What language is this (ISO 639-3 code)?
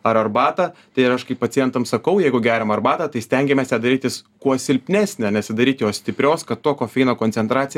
lit